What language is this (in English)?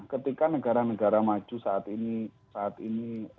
Indonesian